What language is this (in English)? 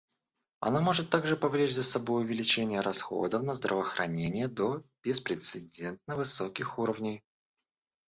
Russian